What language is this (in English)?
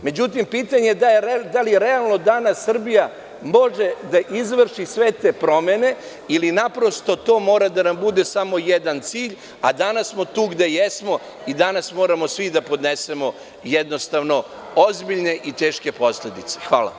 Serbian